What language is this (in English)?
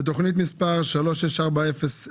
Hebrew